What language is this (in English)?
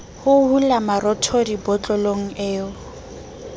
Southern Sotho